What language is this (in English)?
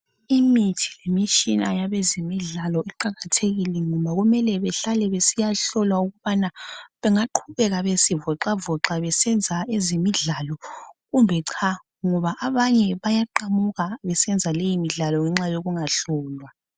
North Ndebele